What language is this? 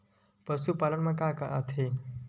Chhattisgarhi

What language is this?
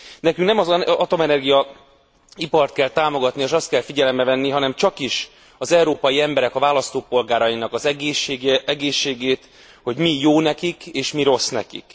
Hungarian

